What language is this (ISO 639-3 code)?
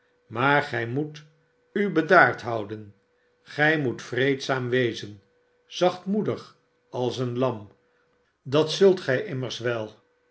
nld